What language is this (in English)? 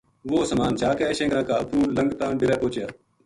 Gujari